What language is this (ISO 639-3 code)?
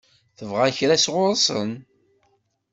kab